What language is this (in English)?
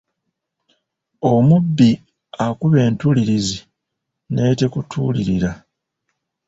Ganda